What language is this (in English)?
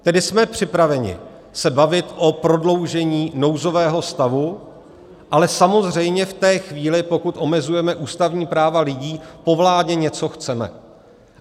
Czech